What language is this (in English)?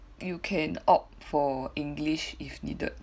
English